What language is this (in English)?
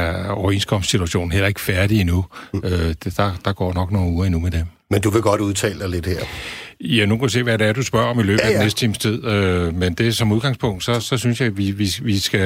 Danish